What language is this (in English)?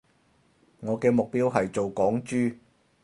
Cantonese